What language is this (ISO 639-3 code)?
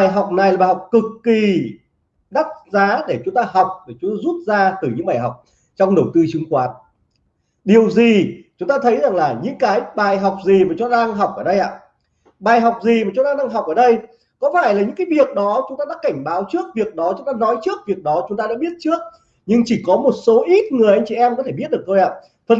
vie